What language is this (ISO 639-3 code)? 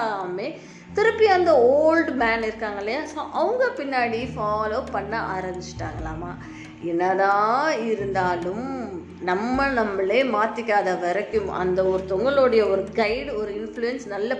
tam